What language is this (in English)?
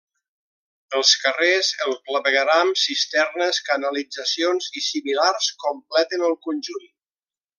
Catalan